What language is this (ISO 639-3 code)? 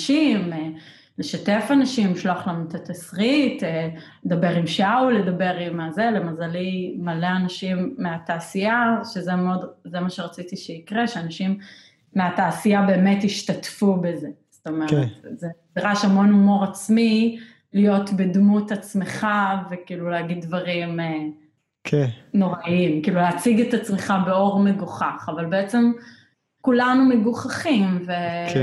heb